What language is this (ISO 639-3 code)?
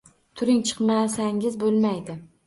uzb